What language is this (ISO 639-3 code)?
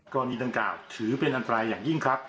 tha